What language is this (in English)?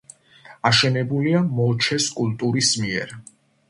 Georgian